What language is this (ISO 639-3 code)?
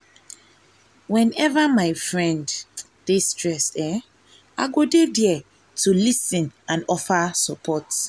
pcm